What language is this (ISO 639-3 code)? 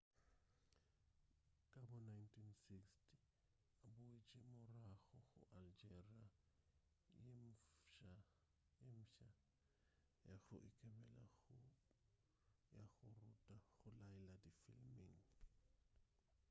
nso